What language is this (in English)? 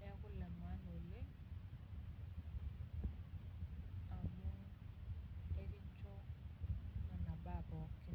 Masai